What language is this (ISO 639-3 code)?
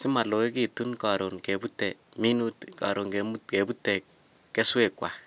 kln